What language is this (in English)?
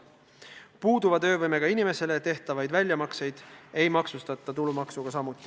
Estonian